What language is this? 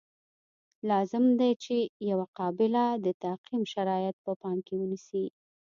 Pashto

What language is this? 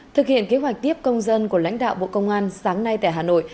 Vietnamese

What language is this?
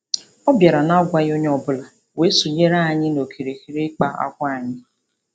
Igbo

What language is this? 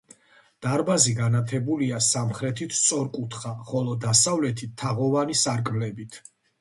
Georgian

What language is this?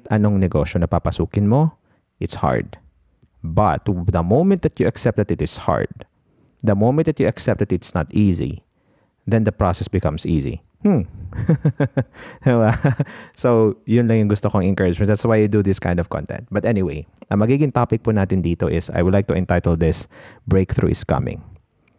Filipino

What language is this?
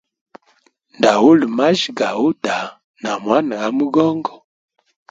Hemba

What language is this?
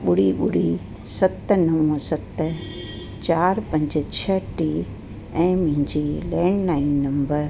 Sindhi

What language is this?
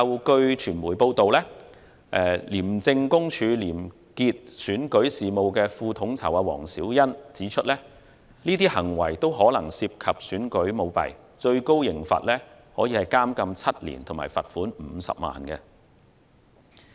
Cantonese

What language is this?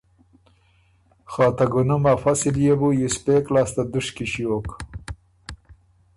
Ormuri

